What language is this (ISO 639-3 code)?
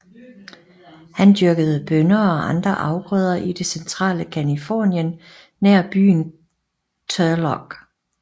dan